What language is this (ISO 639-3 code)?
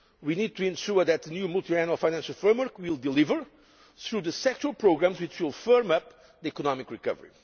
eng